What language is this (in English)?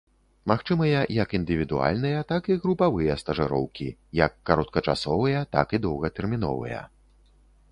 Belarusian